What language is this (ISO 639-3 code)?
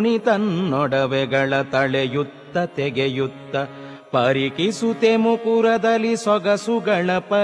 kan